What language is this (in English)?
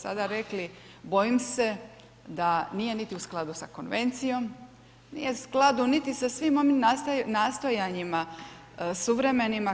Croatian